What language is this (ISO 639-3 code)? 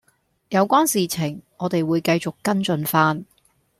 yue